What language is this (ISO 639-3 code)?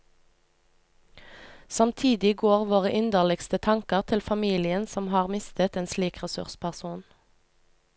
nor